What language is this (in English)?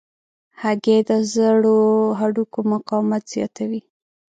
Pashto